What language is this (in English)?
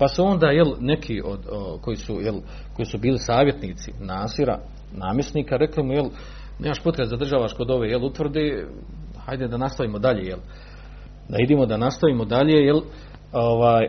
Croatian